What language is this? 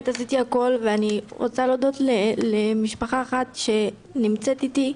Hebrew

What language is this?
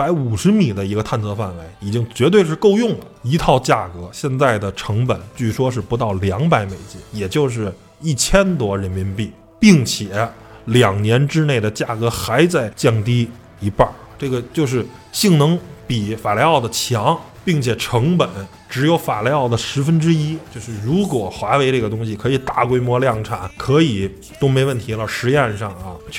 Chinese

